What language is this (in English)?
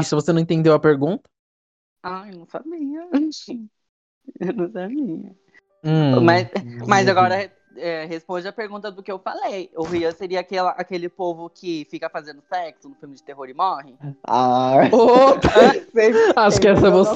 Portuguese